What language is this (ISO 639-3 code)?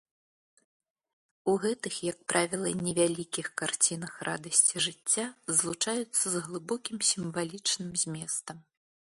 bel